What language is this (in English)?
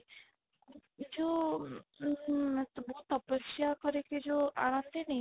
Odia